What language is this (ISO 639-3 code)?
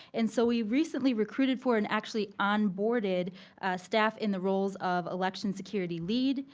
eng